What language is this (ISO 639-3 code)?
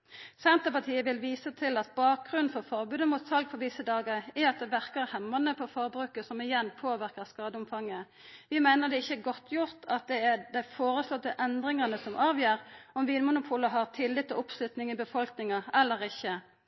nno